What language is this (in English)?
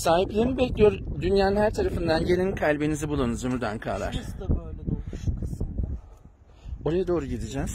Turkish